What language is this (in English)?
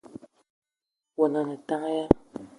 Eton (Cameroon)